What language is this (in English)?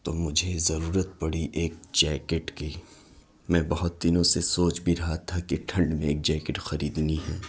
Urdu